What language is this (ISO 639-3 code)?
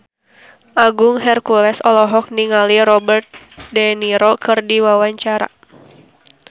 sun